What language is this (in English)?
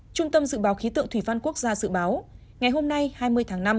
Vietnamese